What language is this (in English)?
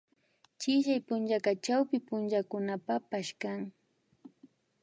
Imbabura Highland Quichua